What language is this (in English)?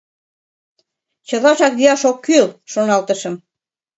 Mari